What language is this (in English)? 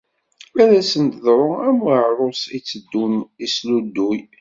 Kabyle